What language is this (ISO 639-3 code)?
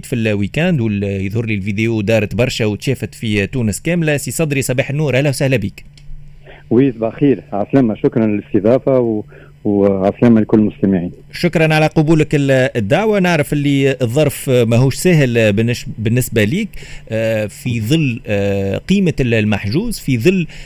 ara